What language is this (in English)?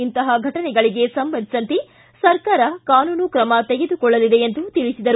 Kannada